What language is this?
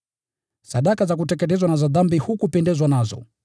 Swahili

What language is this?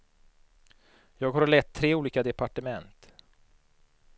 Swedish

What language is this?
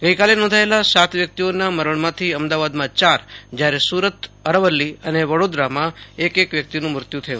Gujarati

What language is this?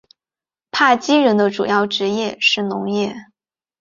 Chinese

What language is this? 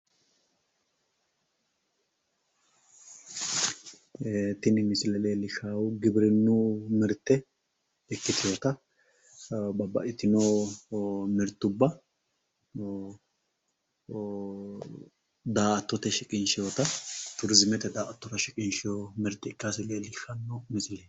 Sidamo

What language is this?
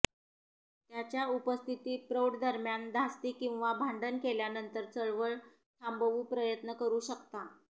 Marathi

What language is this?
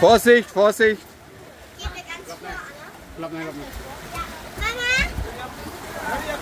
German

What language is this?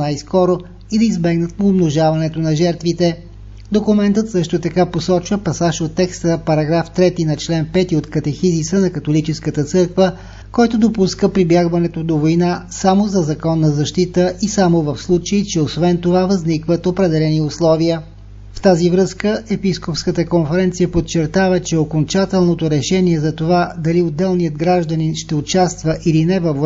Bulgarian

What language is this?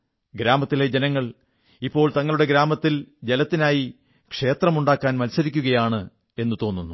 Malayalam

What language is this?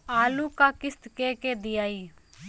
Bhojpuri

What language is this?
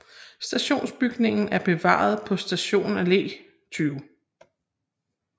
Danish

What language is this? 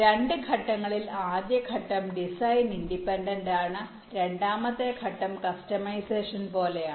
Malayalam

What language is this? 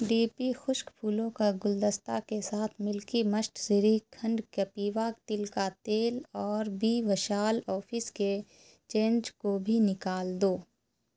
Urdu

